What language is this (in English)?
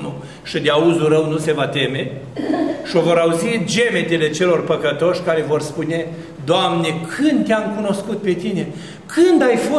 Romanian